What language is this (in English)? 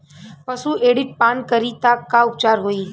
Bhojpuri